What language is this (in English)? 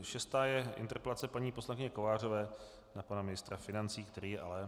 Czech